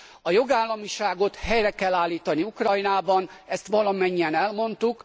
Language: Hungarian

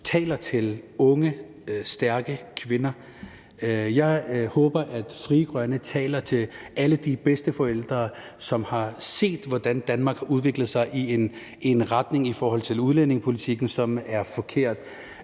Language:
Danish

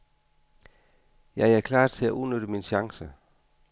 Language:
Danish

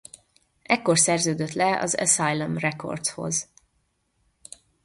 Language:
Hungarian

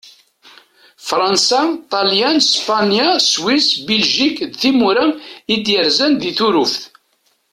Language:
Kabyle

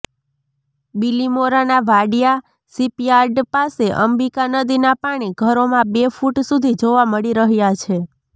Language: Gujarati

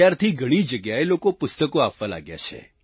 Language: Gujarati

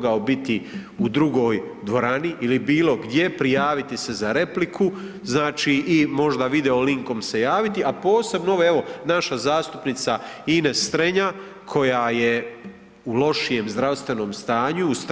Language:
Croatian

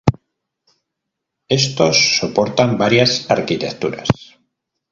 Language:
Spanish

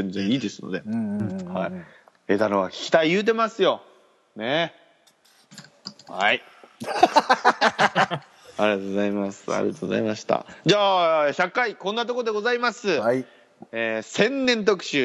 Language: Japanese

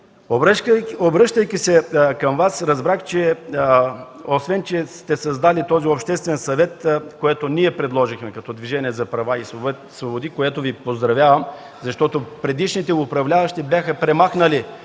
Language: Bulgarian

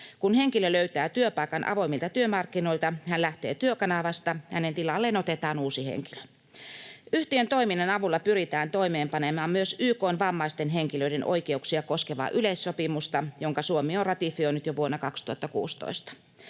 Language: Finnish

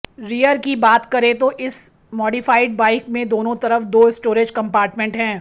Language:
Hindi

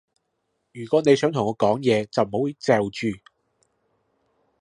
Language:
Cantonese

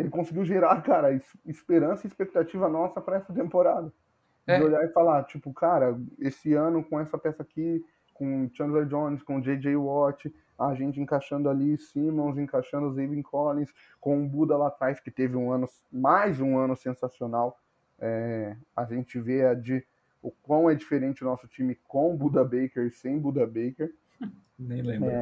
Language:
Portuguese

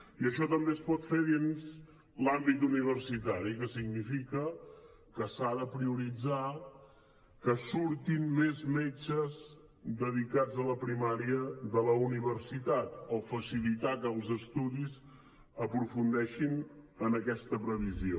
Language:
Catalan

